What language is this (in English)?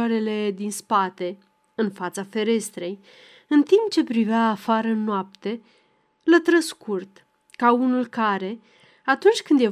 Romanian